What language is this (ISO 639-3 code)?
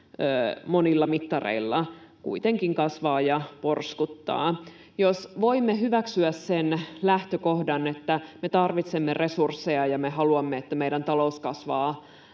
fin